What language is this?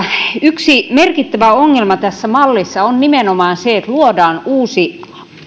Finnish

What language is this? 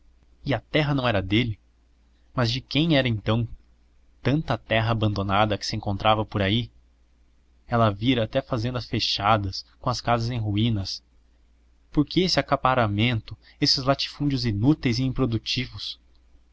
Portuguese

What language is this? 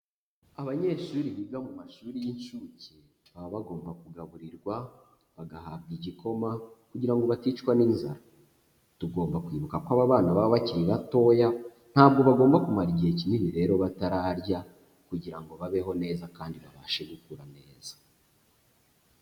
Kinyarwanda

